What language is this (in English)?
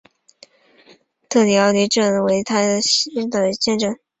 Chinese